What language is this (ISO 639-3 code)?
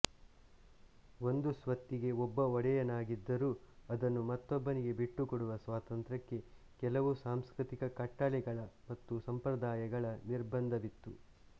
kan